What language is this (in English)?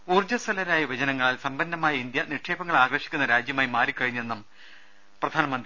Malayalam